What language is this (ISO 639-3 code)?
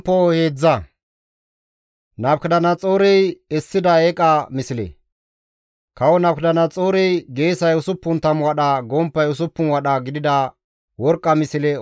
gmv